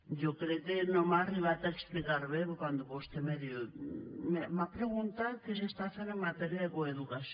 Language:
Catalan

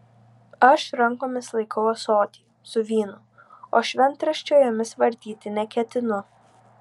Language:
Lithuanian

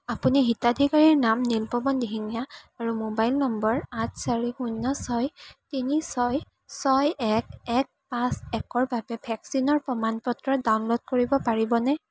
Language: Assamese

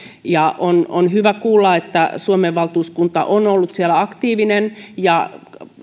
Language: Finnish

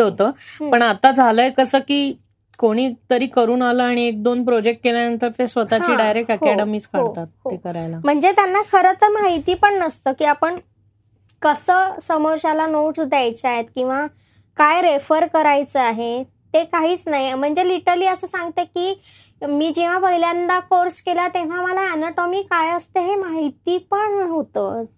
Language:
Marathi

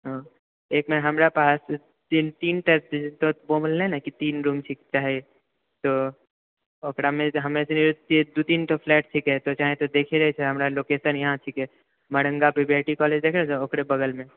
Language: Maithili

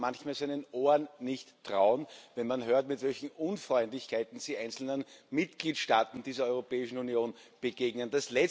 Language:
German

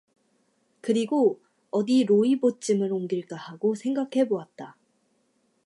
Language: Korean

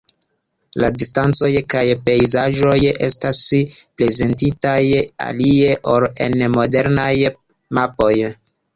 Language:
Esperanto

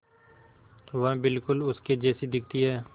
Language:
Hindi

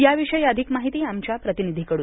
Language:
Marathi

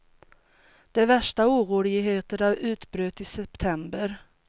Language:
Swedish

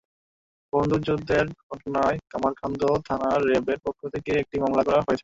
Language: Bangla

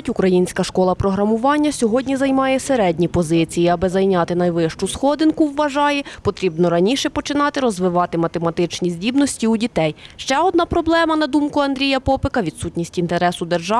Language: Ukrainian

